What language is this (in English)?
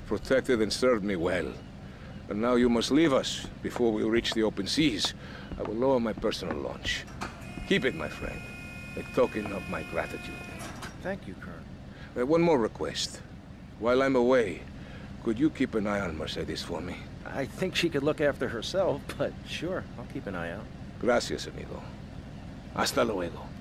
English